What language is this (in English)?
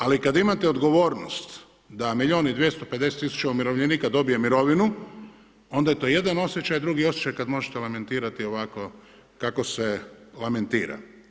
Croatian